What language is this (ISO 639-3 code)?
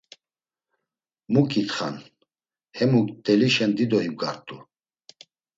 lzz